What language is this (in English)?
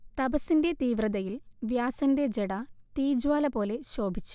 Malayalam